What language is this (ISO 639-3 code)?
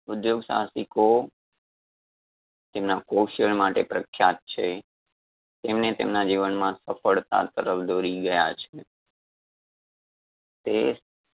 guj